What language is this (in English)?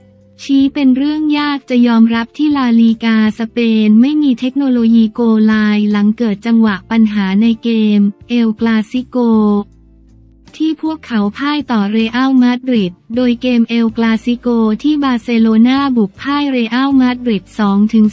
Thai